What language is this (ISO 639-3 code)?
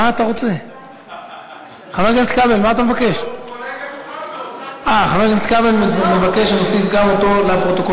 heb